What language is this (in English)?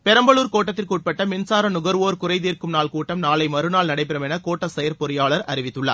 Tamil